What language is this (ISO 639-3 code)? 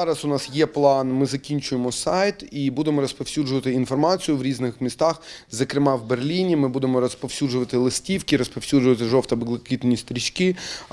ukr